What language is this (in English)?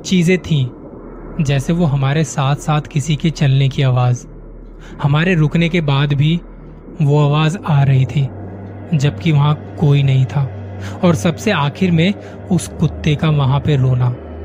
Hindi